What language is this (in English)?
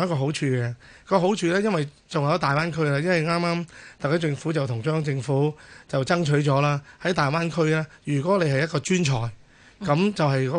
Chinese